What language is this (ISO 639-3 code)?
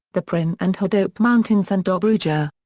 eng